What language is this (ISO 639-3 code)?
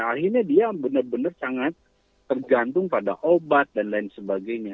ind